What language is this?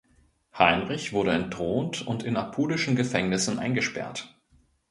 German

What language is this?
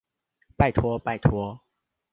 Chinese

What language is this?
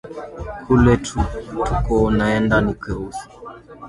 Swahili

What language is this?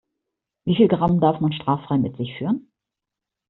German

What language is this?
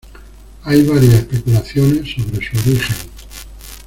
Spanish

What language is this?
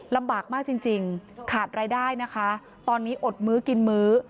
Thai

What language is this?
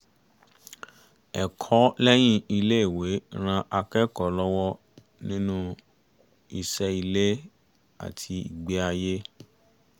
Yoruba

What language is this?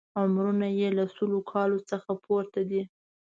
Pashto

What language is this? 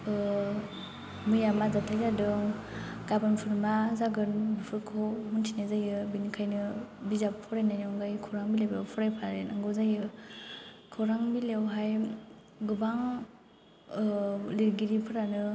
Bodo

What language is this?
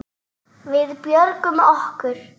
Icelandic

